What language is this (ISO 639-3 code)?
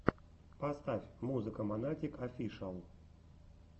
rus